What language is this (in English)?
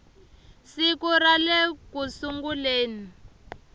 Tsonga